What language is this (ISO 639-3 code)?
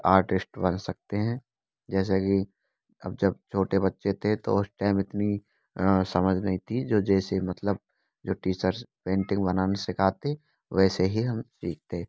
hin